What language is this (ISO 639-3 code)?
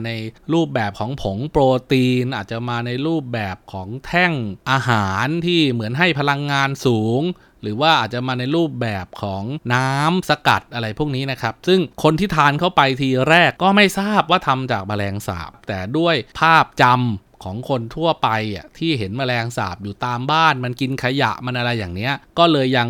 tha